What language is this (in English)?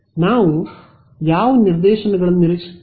Kannada